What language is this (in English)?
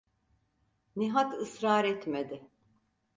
Turkish